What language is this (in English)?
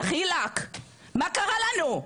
Hebrew